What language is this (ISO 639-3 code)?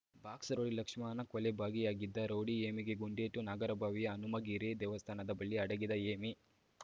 kan